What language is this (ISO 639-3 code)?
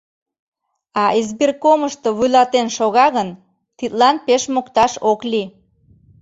chm